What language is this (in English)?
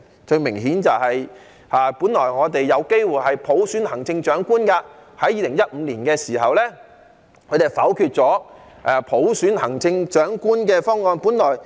Cantonese